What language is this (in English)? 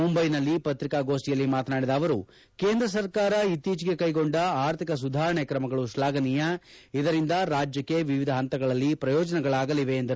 Kannada